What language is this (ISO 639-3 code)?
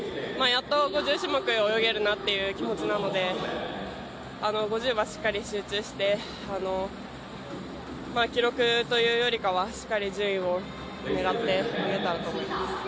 jpn